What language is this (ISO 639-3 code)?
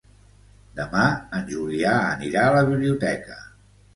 cat